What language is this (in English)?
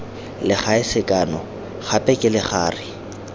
Tswana